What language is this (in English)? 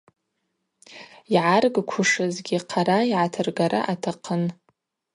Abaza